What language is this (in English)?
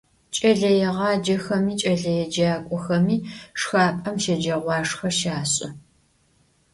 Adyghe